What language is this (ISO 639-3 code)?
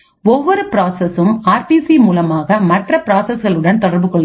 tam